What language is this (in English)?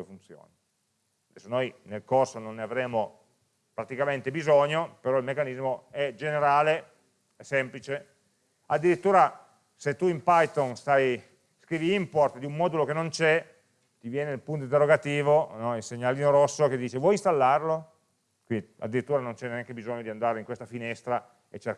Italian